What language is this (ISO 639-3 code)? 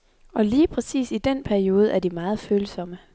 dan